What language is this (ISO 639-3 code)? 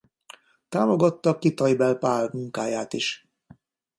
hun